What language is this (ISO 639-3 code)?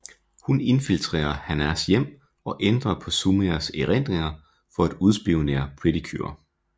dan